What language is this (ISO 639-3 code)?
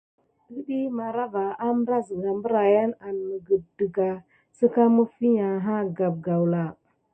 gid